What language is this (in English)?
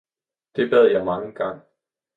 Danish